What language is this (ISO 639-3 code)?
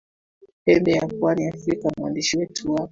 swa